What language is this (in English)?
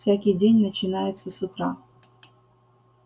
Russian